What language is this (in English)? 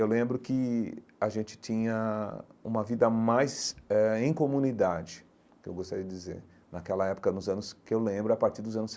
Portuguese